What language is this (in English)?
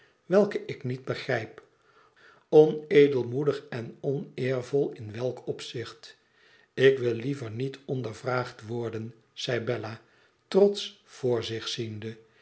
Dutch